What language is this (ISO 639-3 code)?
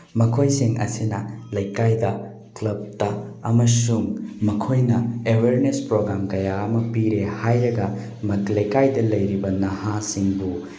mni